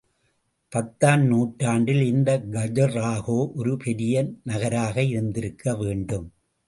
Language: Tamil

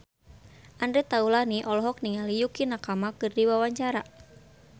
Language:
Sundanese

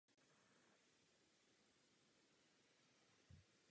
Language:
Czech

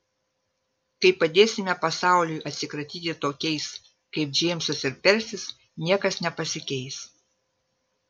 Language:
Lithuanian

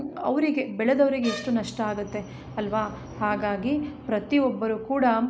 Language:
Kannada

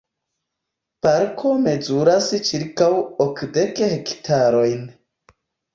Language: Esperanto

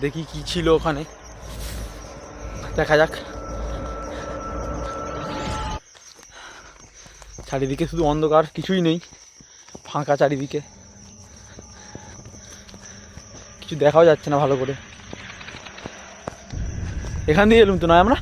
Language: Turkish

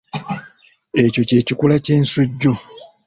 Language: Ganda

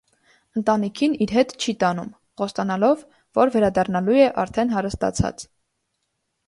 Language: Armenian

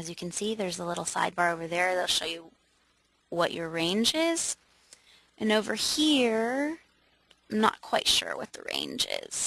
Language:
English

